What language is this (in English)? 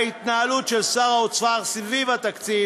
Hebrew